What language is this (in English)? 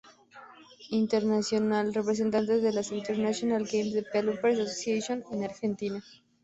Spanish